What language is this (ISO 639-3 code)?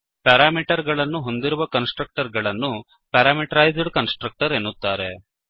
kan